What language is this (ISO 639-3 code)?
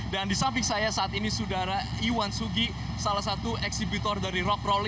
ind